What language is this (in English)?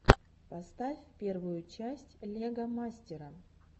Russian